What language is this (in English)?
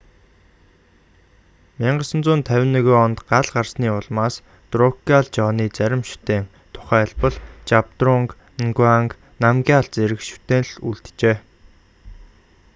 Mongolian